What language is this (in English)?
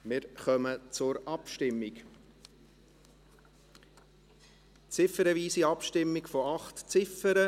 Swiss German